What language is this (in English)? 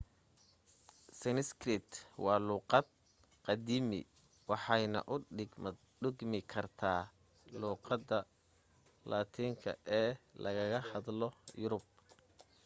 Somali